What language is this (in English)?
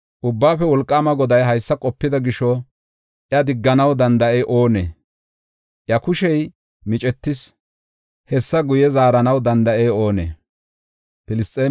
Gofa